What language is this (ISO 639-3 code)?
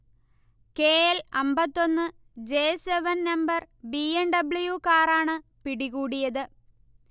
mal